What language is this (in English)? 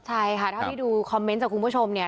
Thai